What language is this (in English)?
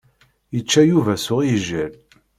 Kabyle